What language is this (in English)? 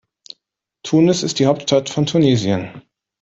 German